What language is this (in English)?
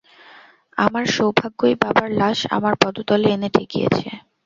Bangla